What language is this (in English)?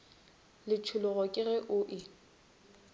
Northern Sotho